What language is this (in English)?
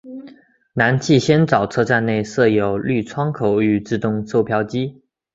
Chinese